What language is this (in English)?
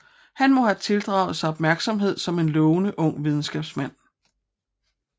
Danish